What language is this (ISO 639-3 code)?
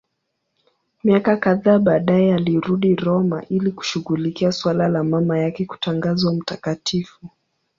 swa